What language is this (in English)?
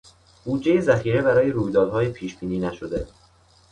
Persian